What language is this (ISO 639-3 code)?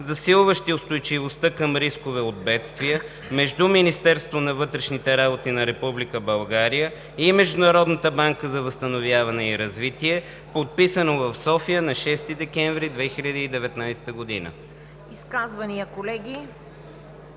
bul